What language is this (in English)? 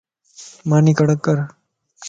Lasi